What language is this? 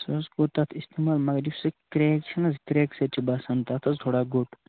Kashmiri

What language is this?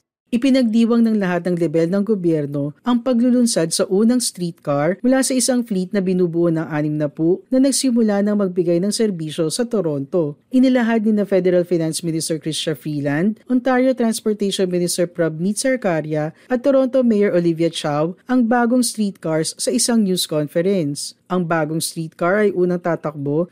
Filipino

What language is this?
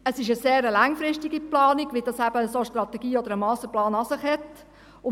Swiss German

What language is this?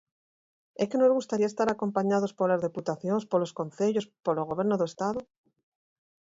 Galician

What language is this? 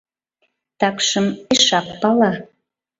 Mari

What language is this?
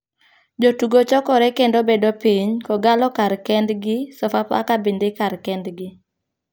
Luo (Kenya and Tanzania)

